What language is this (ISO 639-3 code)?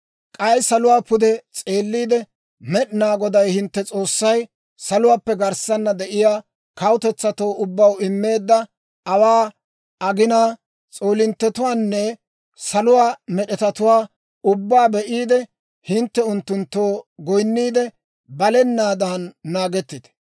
dwr